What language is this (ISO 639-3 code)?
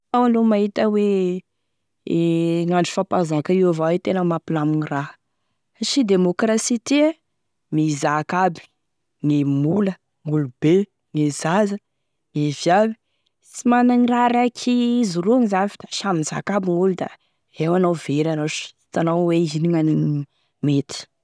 tkg